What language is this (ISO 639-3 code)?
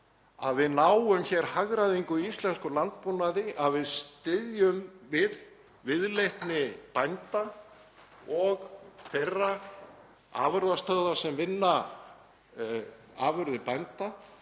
isl